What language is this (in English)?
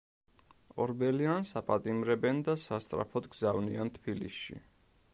Georgian